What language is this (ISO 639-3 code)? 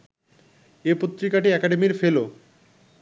ben